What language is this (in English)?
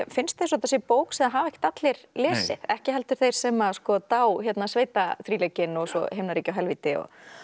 Icelandic